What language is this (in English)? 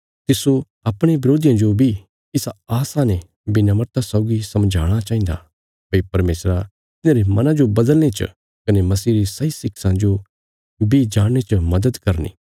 Bilaspuri